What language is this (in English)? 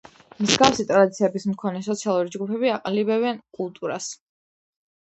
Georgian